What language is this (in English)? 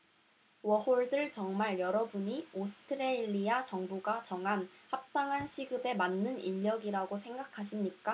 Korean